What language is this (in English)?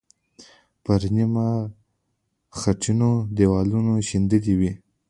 Pashto